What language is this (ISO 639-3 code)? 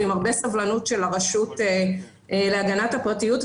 heb